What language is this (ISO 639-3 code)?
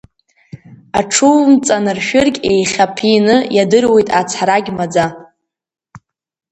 abk